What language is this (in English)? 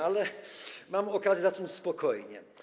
Polish